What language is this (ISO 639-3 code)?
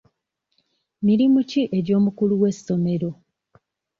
lug